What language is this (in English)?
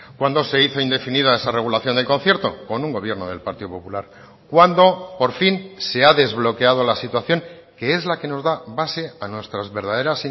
Spanish